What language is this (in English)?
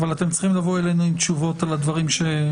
Hebrew